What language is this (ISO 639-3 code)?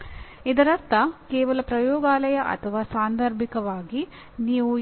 kan